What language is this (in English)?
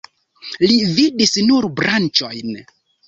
Esperanto